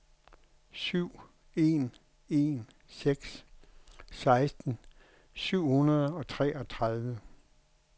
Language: Danish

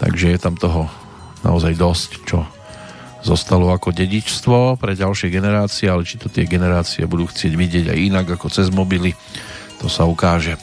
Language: Slovak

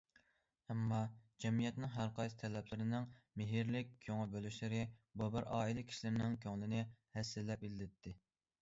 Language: Uyghur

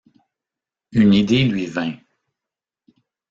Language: French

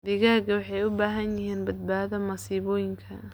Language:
Somali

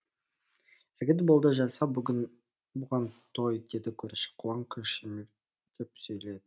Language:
Kazakh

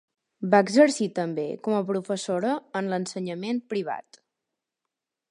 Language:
Catalan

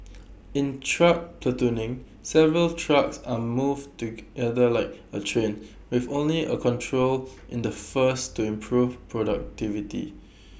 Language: English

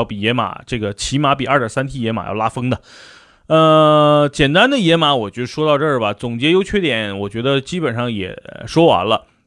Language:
Chinese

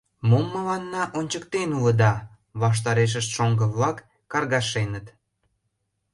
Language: Mari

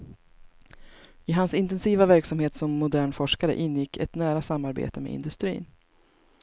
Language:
Swedish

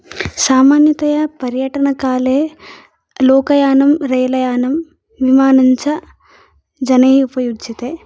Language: Sanskrit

